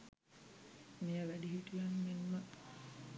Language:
Sinhala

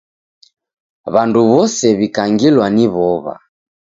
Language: Taita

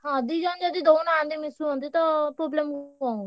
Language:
Odia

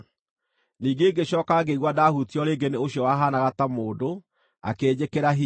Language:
Kikuyu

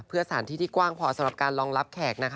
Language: Thai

